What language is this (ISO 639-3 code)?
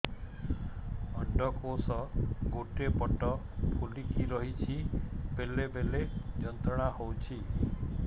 ori